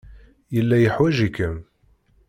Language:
Kabyle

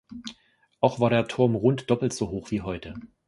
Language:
German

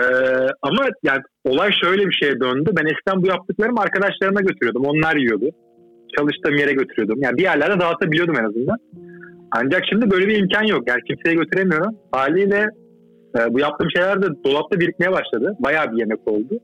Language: Turkish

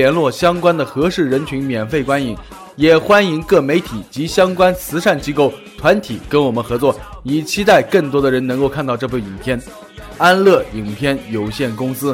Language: Chinese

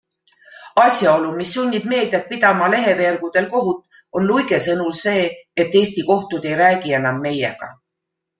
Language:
Estonian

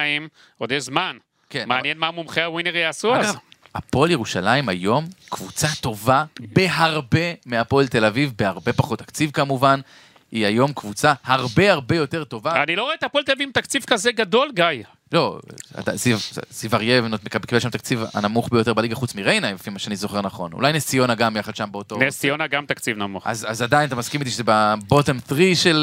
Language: Hebrew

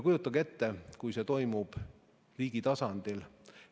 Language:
Estonian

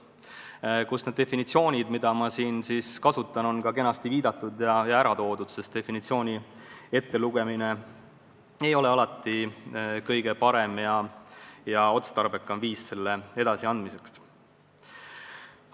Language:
Estonian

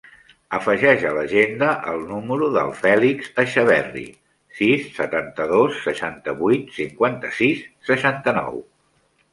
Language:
Catalan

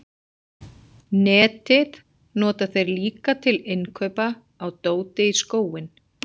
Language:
Icelandic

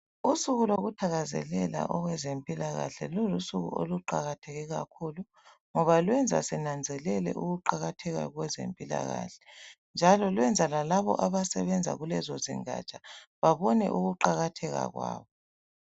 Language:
North Ndebele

